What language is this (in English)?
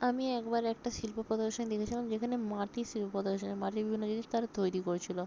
Bangla